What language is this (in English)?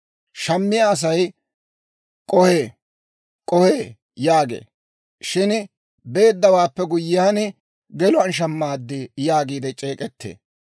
Dawro